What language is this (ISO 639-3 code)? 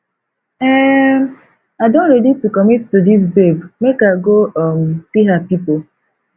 pcm